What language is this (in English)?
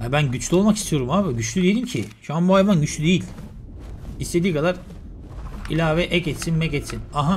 Turkish